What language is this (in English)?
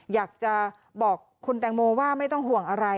Thai